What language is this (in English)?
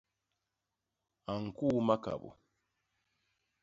Basaa